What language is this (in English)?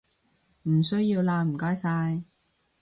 Cantonese